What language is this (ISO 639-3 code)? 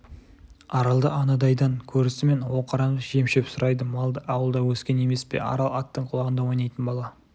kaz